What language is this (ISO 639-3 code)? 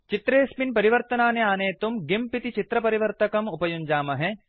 san